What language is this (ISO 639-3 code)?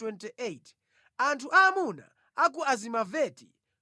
nya